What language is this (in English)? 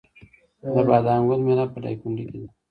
Pashto